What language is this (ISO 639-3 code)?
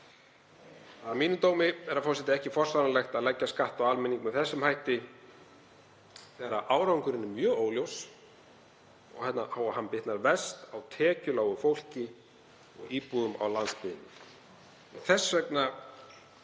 isl